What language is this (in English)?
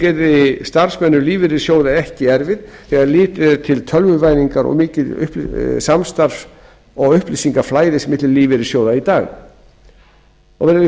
Icelandic